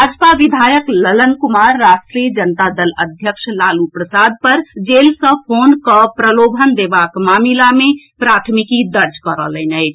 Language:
Maithili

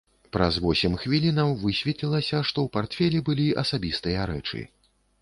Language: Belarusian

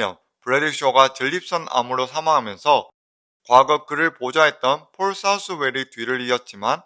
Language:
Korean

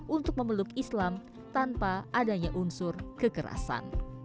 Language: Indonesian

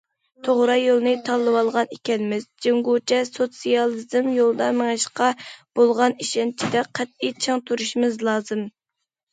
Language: Uyghur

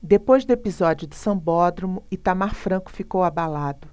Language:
Portuguese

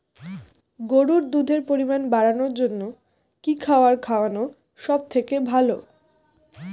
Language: Bangla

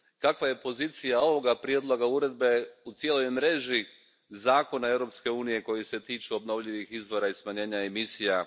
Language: Croatian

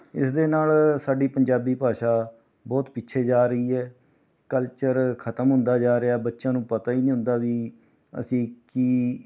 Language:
Punjabi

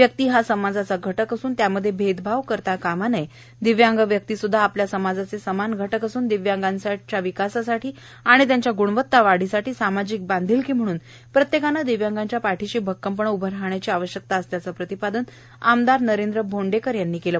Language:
Marathi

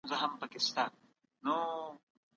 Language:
Pashto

